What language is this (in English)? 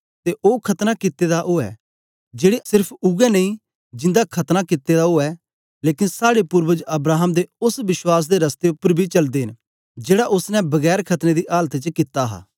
Dogri